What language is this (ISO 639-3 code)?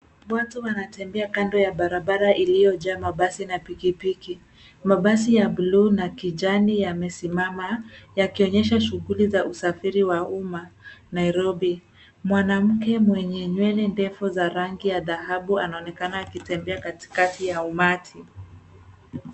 swa